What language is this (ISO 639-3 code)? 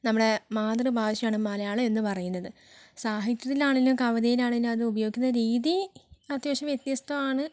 mal